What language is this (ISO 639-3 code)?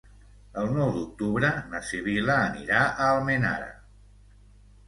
cat